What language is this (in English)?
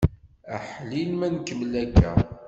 Kabyle